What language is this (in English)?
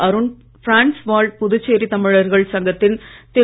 Tamil